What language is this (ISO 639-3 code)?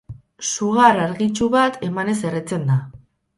eus